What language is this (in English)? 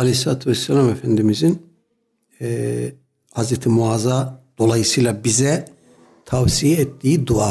Turkish